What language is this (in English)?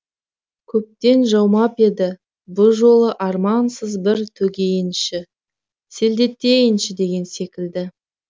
Kazakh